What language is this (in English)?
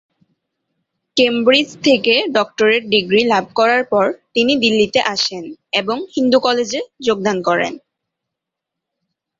Bangla